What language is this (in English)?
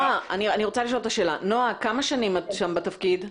Hebrew